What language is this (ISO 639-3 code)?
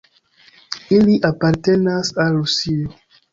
epo